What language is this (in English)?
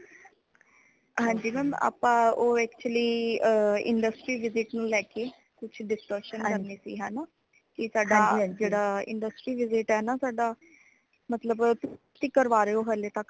Punjabi